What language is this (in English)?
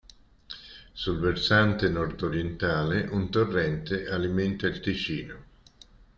Italian